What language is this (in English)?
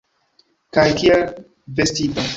Esperanto